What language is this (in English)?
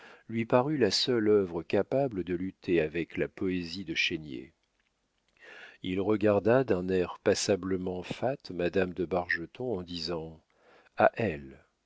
French